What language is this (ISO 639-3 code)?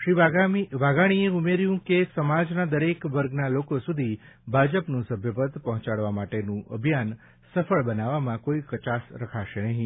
guj